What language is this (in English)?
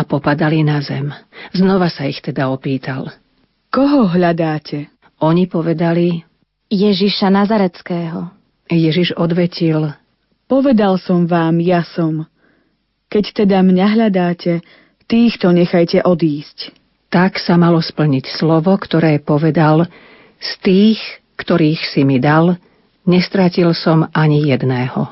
Slovak